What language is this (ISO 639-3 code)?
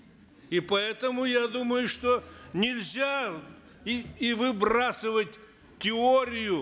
kaz